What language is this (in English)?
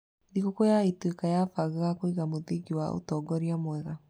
Kikuyu